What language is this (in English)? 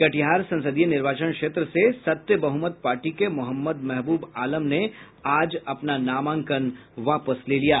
Hindi